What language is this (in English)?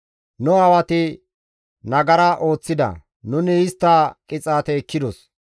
Gamo